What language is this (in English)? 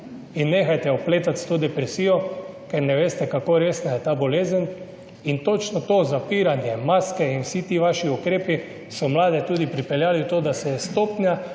Slovenian